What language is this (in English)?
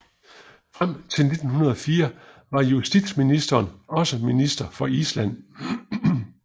Danish